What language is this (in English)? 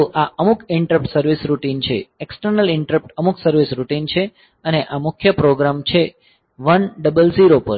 Gujarati